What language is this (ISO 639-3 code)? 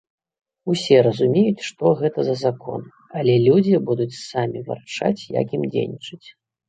bel